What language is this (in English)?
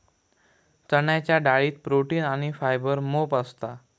Marathi